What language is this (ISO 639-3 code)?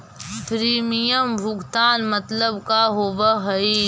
mag